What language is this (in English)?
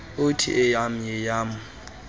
Xhosa